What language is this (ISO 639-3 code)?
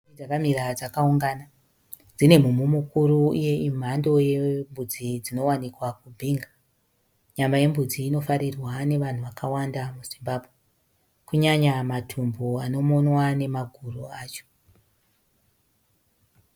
sna